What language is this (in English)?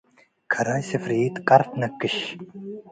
Tigre